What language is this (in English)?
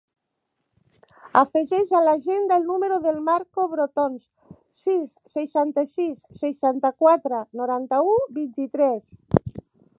Catalan